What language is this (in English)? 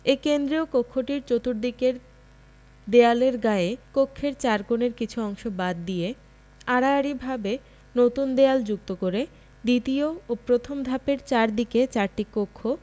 Bangla